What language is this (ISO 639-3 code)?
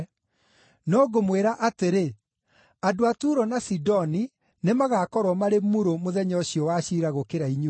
kik